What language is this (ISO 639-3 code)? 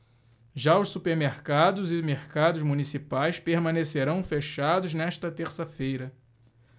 por